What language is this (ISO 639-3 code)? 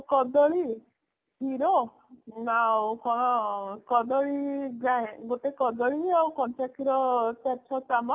ori